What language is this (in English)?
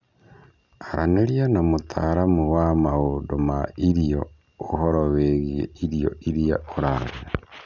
Kikuyu